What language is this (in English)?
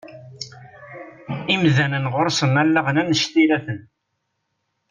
Kabyle